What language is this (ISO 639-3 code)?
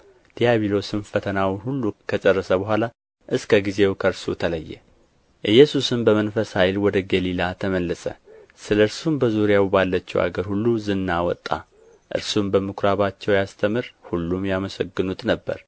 amh